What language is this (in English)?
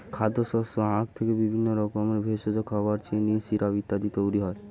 Bangla